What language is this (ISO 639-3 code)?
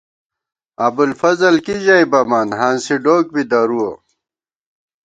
gwt